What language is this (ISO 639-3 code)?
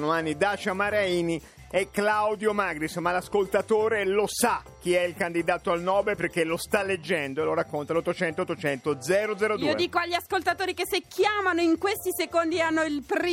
ita